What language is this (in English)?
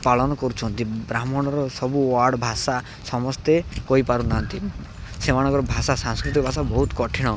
Odia